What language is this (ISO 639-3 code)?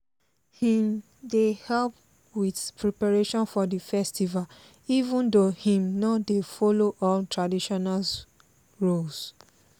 pcm